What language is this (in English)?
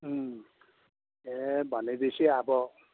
Nepali